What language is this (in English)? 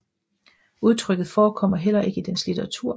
Danish